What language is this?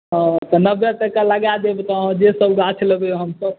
Maithili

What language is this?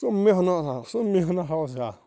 Kashmiri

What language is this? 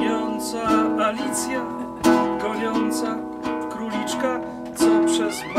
Polish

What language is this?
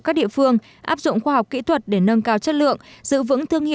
Vietnamese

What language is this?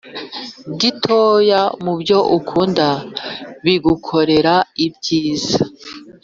Kinyarwanda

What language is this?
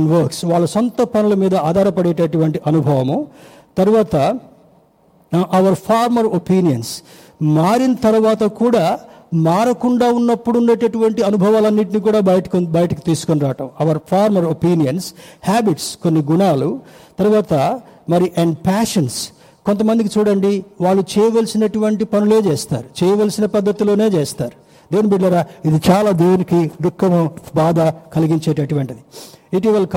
Telugu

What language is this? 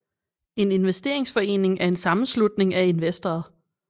Danish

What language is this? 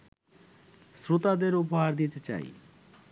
Bangla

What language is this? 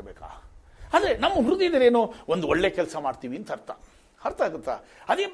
Kannada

